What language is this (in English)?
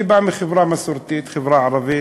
Hebrew